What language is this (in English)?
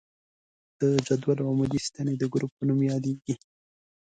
Pashto